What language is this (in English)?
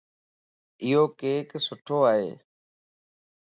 Lasi